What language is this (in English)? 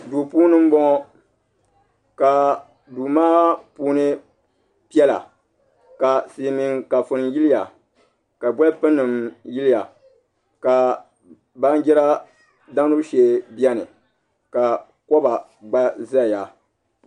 Dagbani